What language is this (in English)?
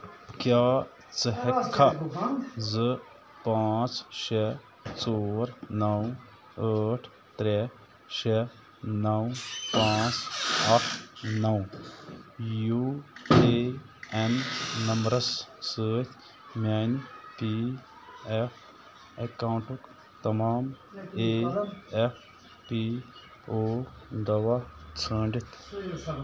Kashmiri